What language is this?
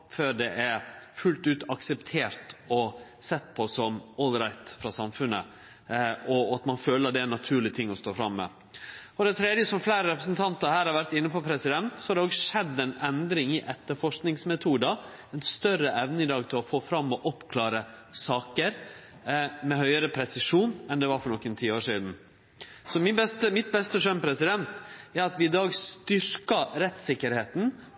Norwegian Nynorsk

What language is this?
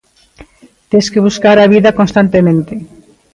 Galician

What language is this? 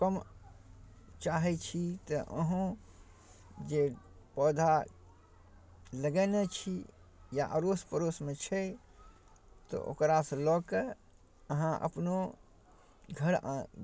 Maithili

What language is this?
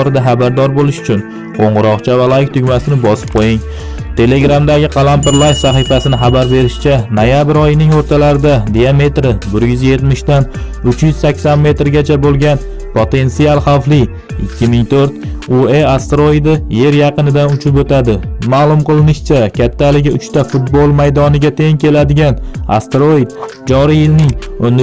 Turkish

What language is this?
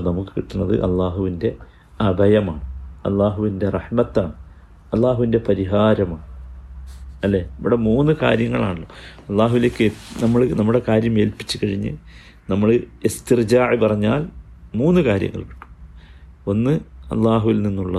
Malayalam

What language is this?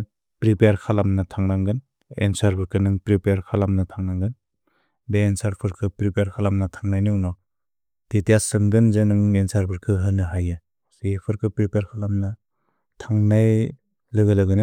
Bodo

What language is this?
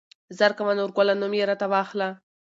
Pashto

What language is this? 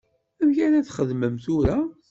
Kabyle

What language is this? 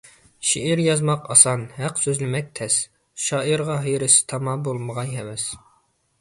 Uyghur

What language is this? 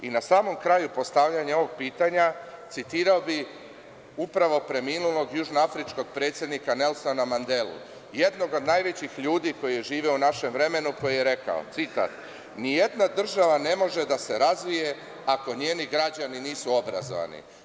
Serbian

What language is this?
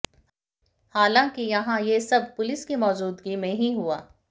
Hindi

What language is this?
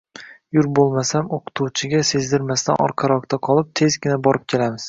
Uzbek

